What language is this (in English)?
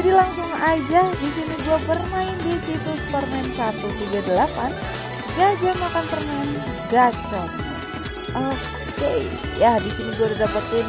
Indonesian